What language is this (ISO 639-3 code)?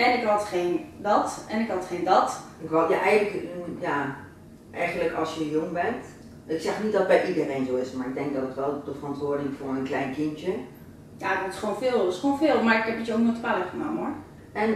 nld